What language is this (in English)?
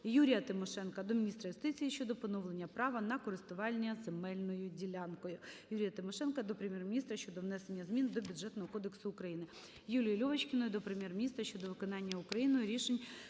Ukrainian